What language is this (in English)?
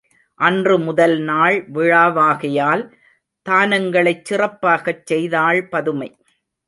Tamil